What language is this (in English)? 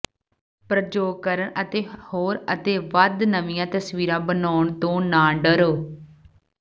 Punjabi